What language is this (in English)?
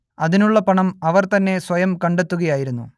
Malayalam